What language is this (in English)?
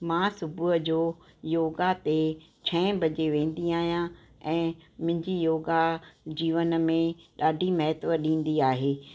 Sindhi